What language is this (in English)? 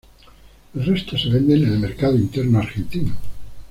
Spanish